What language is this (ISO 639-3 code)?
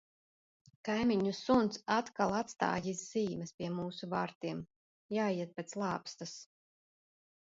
lav